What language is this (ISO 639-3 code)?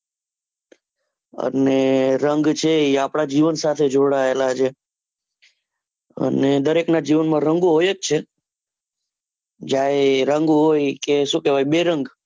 guj